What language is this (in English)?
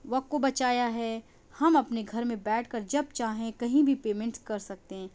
Urdu